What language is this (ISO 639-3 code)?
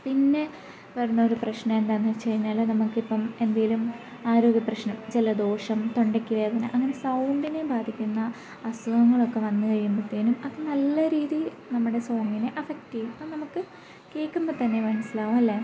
mal